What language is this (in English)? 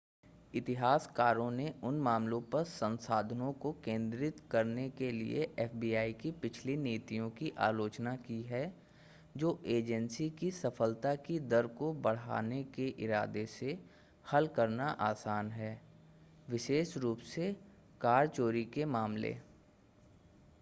Hindi